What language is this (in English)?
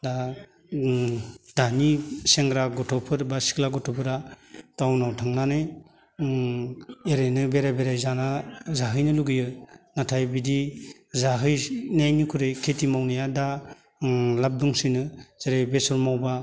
Bodo